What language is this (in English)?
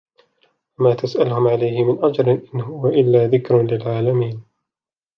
Arabic